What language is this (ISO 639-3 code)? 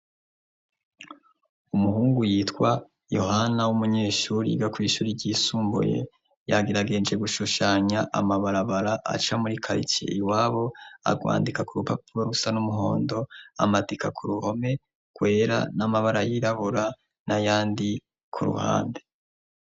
run